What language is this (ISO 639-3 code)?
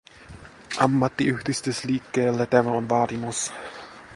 fin